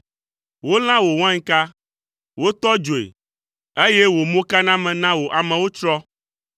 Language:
Ewe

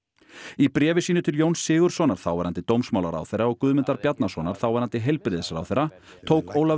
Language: Icelandic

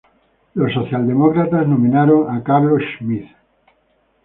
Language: Spanish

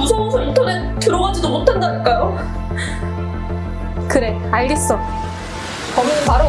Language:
Korean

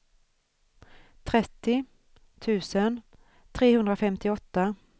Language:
Swedish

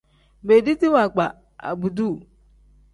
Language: Tem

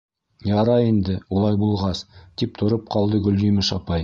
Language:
Bashkir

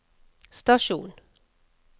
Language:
Norwegian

